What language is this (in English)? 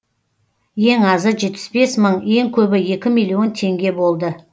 Kazakh